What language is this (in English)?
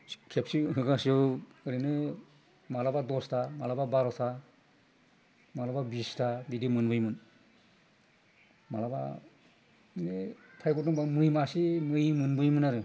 Bodo